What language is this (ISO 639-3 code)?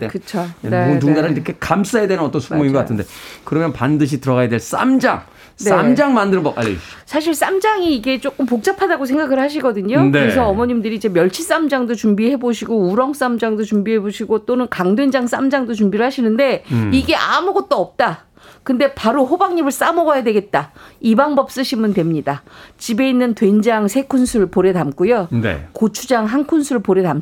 kor